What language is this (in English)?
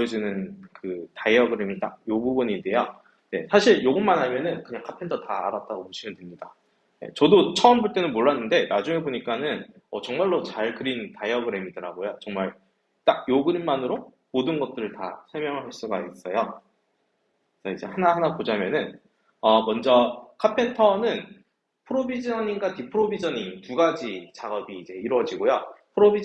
Korean